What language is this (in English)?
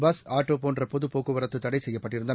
Tamil